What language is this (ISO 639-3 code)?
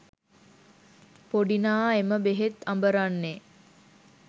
sin